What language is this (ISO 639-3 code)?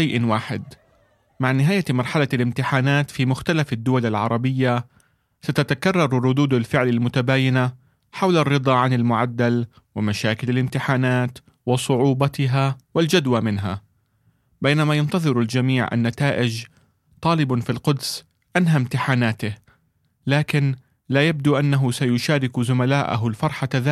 ara